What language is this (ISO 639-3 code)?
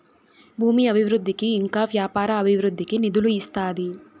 tel